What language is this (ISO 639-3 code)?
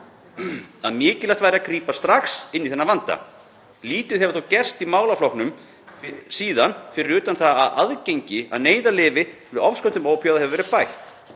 isl